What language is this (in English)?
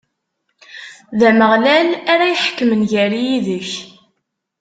Kabyle